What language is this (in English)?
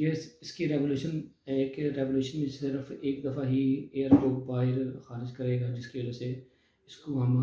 Hindi